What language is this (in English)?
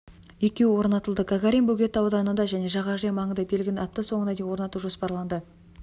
Kazakh